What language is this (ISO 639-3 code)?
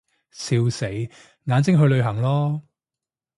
yue